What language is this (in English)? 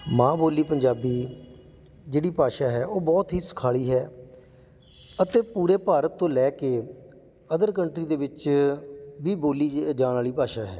Punjabi